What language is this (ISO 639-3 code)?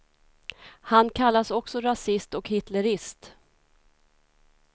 swe